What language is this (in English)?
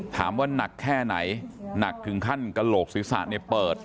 Thai